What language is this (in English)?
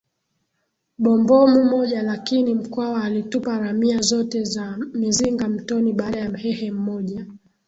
Swahili